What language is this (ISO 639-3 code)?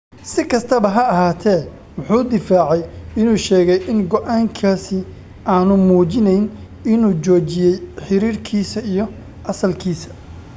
som